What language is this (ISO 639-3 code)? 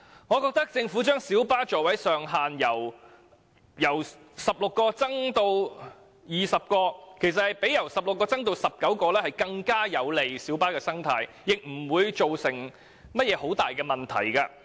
yue